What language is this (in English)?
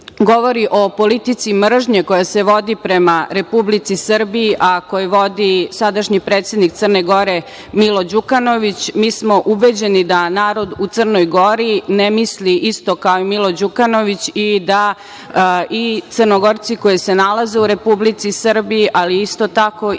Serbian